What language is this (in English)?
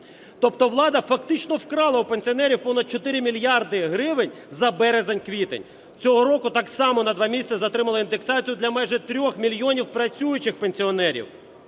Ukrainian